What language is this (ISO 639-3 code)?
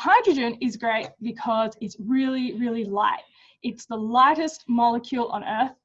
eng